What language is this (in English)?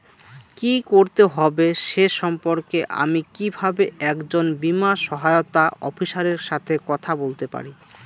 Bangla